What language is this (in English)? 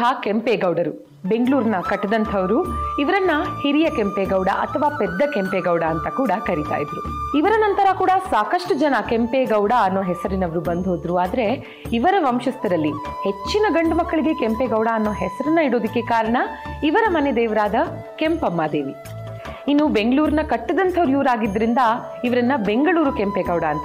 Kannada